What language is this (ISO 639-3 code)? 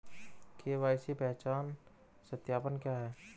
hin